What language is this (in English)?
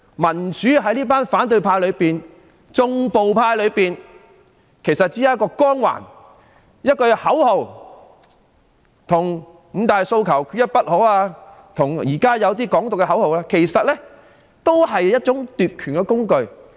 Cantonese